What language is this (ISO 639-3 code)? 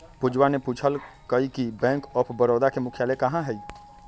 mag